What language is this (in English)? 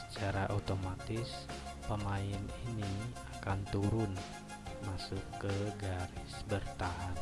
Indonesian